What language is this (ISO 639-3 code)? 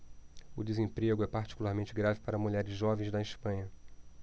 por